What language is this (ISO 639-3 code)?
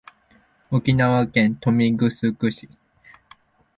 jpn